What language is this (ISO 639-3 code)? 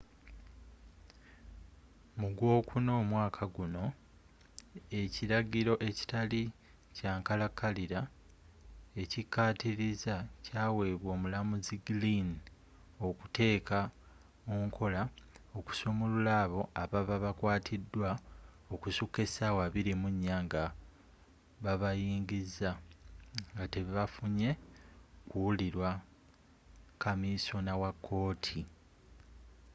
lug